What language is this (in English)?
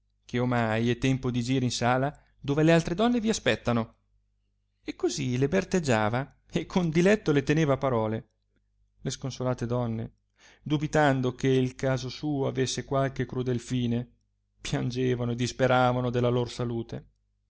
Italian